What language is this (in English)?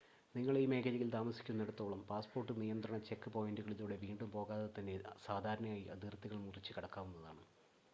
Malayalam